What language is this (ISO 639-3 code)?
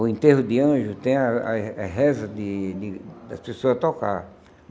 por